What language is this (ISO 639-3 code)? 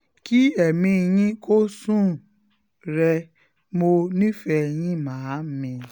yor